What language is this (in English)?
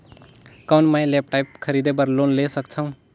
Chhattisgarhi